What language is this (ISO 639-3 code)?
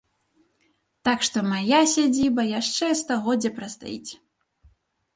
bel